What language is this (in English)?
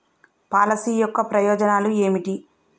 Telugu